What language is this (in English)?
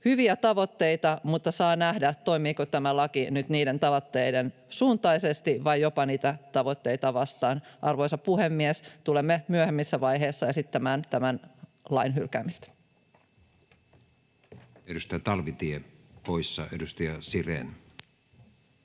Finnish